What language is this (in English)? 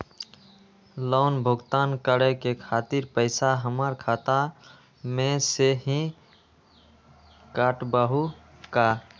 Magahi